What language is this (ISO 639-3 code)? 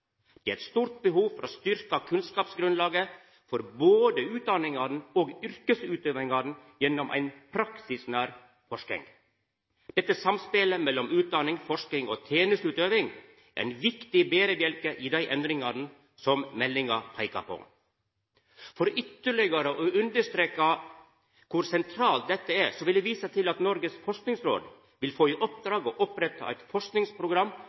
nno